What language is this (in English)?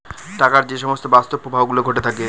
Bangla